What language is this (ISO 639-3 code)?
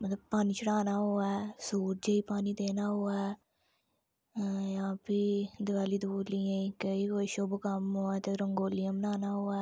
doi